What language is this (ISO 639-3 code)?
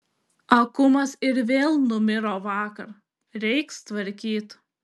lit